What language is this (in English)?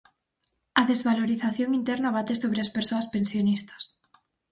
Galician